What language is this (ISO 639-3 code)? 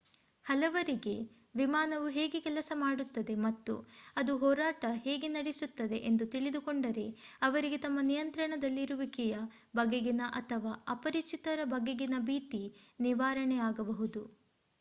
kan